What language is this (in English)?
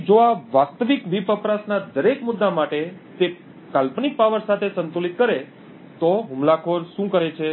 Gujarati